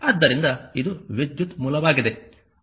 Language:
Kannada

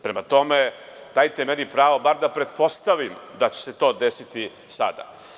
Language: Serbian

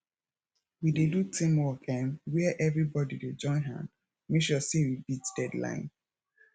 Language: Nigerian Pidgin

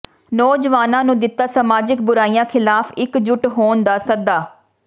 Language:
Punjabi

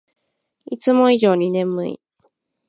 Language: Japanese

